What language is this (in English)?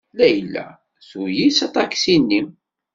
Kabyle